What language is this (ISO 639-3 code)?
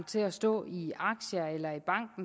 dan